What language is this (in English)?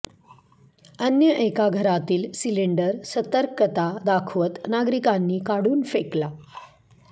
Marathi